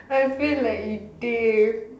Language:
English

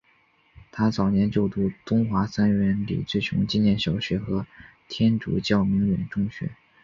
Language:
Chinese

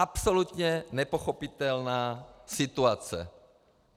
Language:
Czech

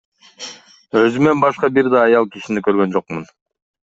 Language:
Kyrgyz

